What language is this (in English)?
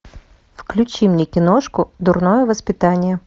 Russian